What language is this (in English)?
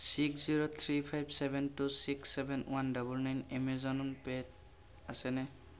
Assamese